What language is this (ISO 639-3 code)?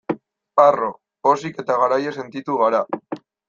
eus